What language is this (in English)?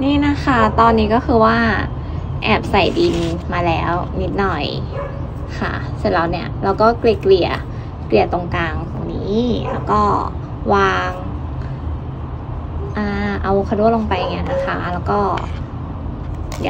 Thai